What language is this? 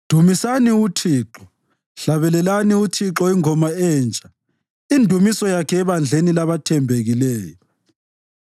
North Ndebele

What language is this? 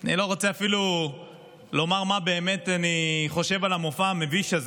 Hebrew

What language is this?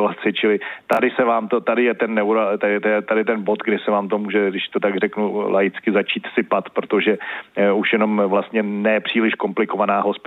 Czech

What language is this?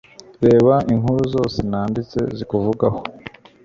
Kinyarwanda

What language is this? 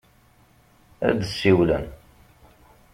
Kabyle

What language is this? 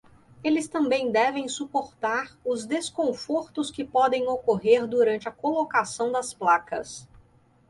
Portuguese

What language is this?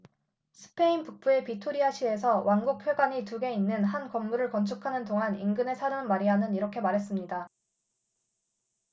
Korean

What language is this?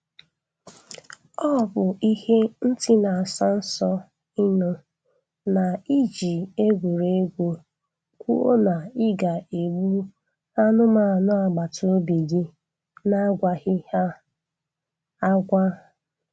Igbo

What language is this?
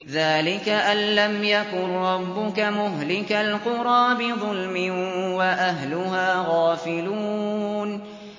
Arabic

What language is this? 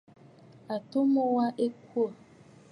Bafut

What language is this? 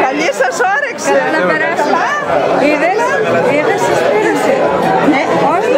Greek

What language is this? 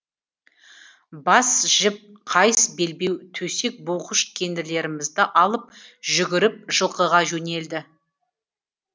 Kazakh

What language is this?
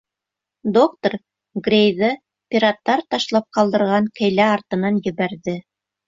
Bashkir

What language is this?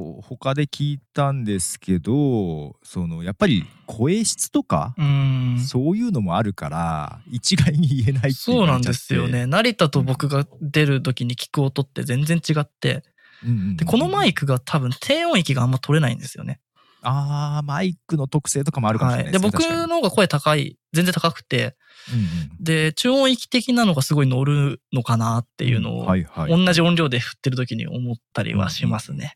Japanese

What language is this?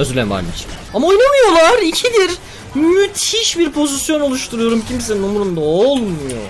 Turkish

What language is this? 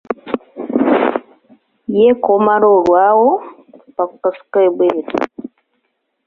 Ganda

